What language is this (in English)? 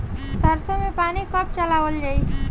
Bhojpuri